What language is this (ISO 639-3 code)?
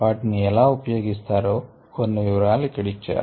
tel